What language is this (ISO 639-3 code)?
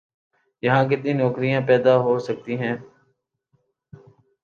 urd